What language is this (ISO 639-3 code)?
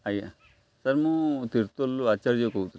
ori